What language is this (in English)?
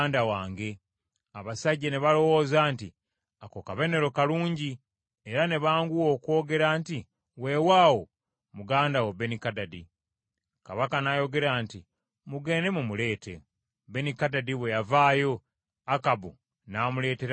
Ganda